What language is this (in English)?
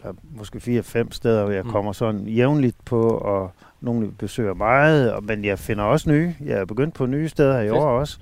Danish